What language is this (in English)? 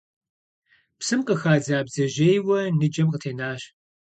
Kabardian